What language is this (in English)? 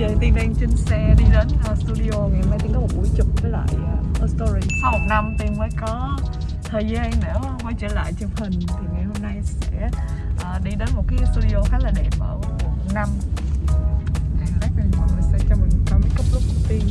Vietnamese